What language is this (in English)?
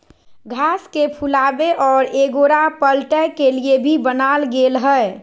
Magahi